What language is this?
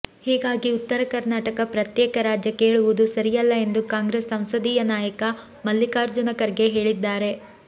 Kannada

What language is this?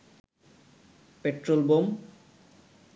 Bangla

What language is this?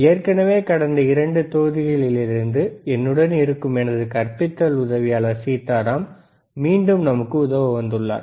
Tamil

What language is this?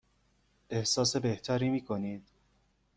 Persian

